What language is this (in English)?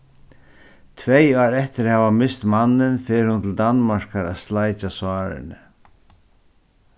Faroese